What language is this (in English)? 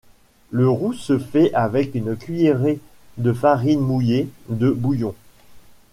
French